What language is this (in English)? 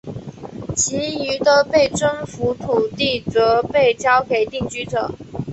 Chinese